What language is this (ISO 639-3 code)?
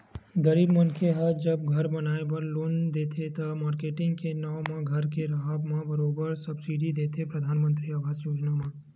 hne